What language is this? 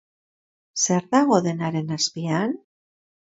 Basque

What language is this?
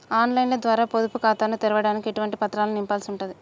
Telugu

